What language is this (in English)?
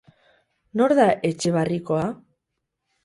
Basque